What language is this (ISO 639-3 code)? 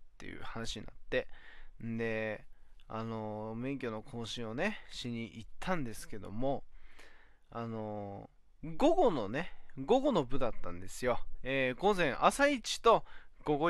jpn